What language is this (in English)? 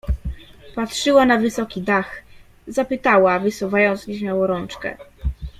Polish